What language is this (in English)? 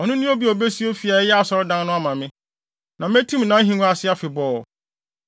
Akan